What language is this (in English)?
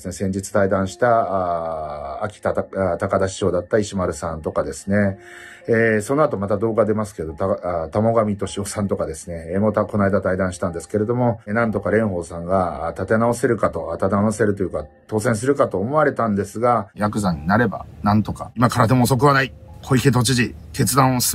Japanese